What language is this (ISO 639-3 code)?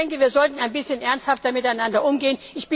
deu